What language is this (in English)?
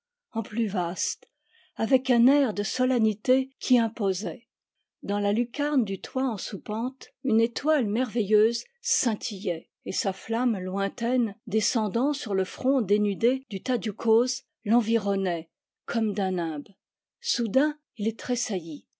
French